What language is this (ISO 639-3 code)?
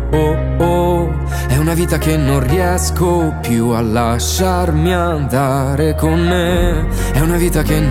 ita